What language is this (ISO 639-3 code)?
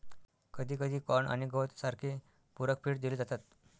mar